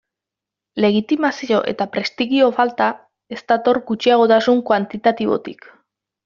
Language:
Basque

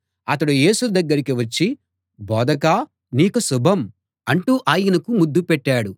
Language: Telugu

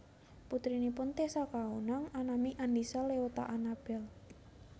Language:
Javanese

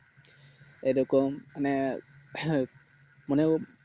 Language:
Bangla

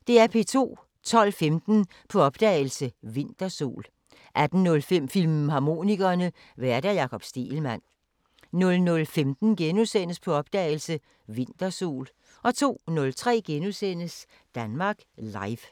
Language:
Danish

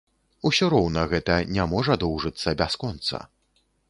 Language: Belarusian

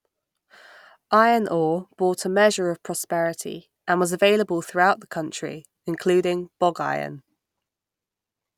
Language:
English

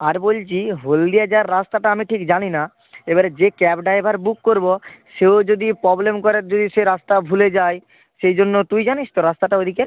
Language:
Bangla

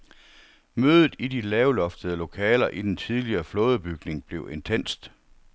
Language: Danish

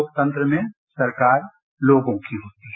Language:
Hindi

